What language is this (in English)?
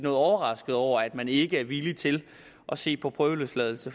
Danish